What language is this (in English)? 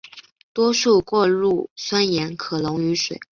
Chinese